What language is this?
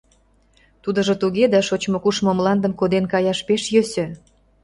Mari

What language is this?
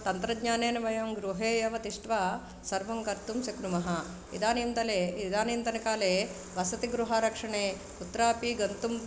Sanskrit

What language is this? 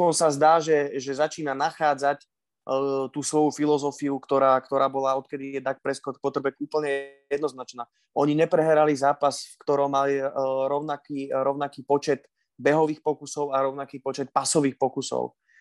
Slovak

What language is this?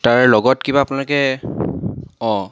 Assamese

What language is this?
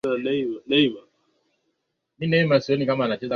Swahili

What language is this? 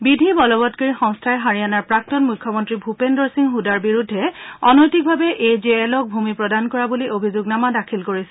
Assamese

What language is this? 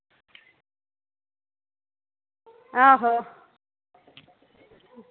Dogri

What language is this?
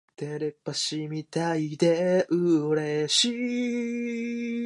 Japanese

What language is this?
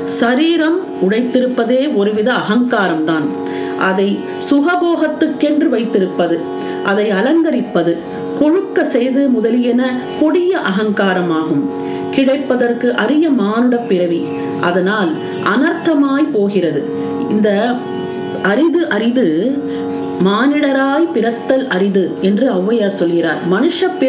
Tamil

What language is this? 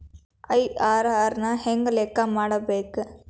Kannada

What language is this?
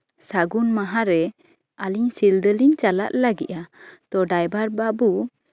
Santali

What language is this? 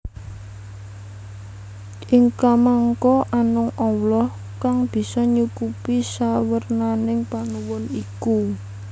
Javanese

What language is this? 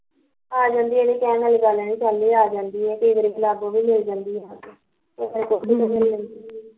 Punjabi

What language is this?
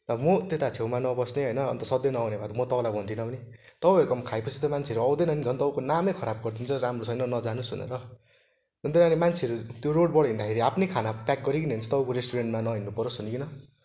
Nepali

